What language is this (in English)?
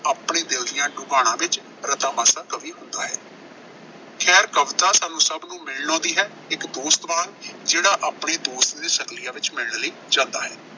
Punjabi